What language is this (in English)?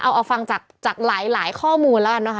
Thai